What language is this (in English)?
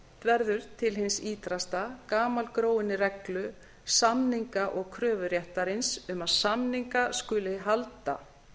Icelandic